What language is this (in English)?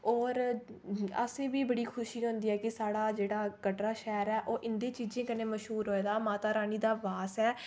Dogri